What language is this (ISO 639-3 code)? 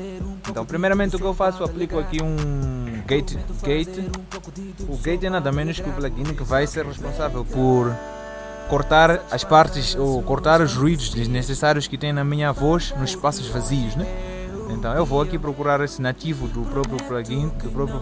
por